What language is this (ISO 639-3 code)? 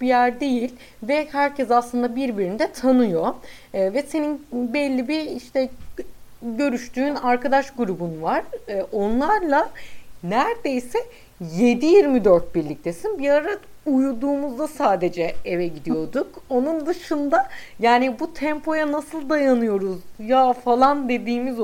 tur